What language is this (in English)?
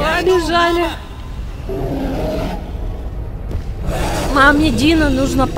Russian